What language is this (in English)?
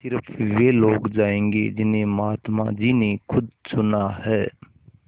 Hindi